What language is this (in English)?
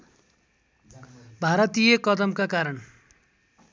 Nepali